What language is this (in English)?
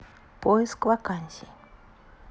Russian